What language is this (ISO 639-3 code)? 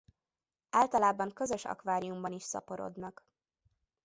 hun